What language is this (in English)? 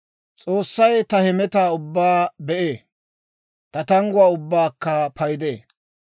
Dawro